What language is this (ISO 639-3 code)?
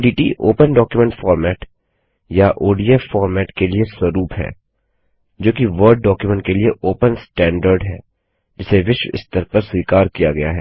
hin